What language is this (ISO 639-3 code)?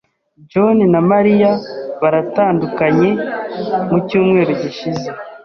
kin